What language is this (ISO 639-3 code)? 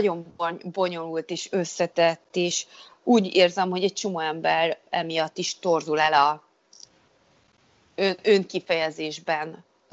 hun